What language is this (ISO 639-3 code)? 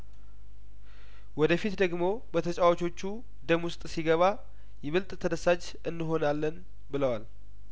amh